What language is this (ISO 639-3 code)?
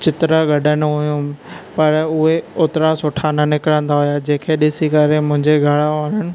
snd